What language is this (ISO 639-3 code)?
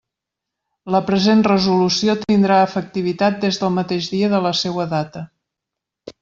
cat